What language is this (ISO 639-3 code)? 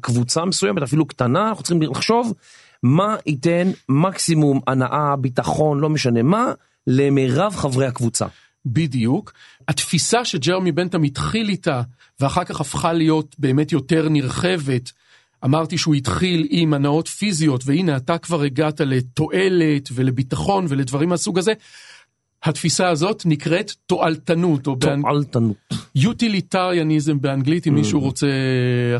heb